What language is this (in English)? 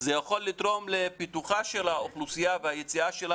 Hebrew